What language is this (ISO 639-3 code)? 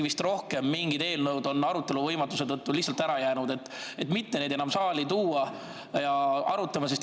est